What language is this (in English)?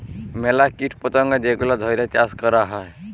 Bangla